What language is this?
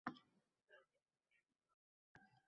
Uzbek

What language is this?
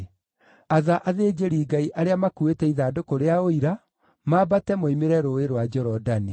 Kikuyu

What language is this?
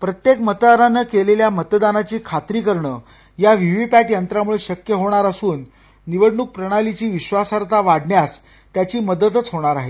Marathi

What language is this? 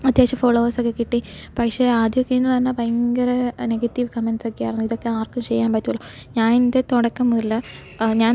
Malayalam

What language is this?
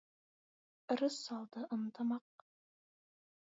Kazakh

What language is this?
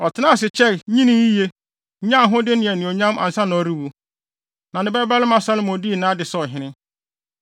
Akan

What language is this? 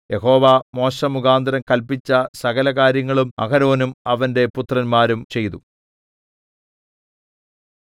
Malayalam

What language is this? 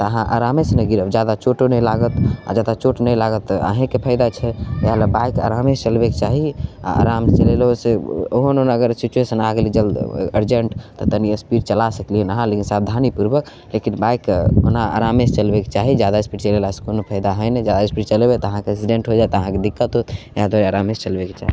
Maithili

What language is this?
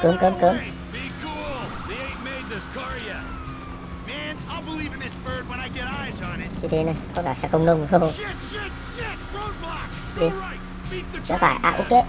Vietnamese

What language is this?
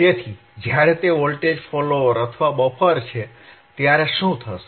Gujarati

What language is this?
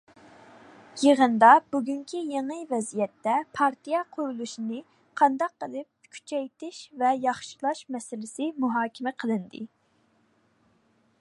Uyghur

